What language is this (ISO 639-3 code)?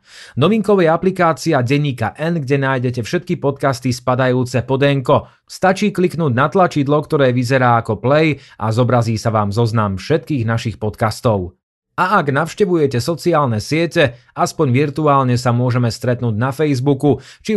slk